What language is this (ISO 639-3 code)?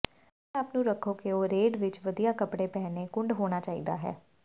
pan